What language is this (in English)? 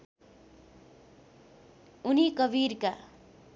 Nepali